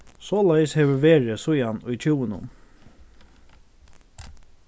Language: Faroese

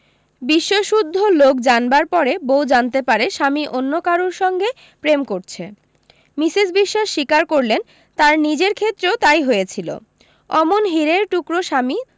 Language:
Bangla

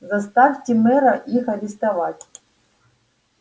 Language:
Russian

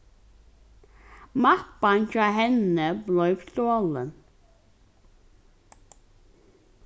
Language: Faroese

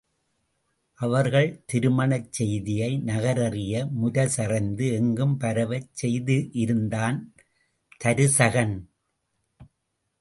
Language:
Tamil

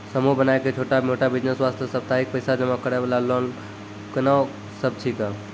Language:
Maithili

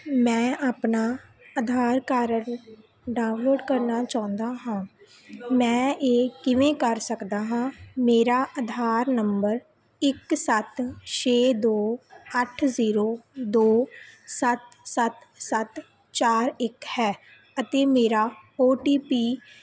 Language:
Punjabi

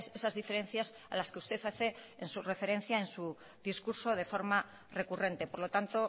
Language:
Spanish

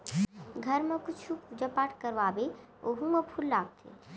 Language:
Chhattisgarhi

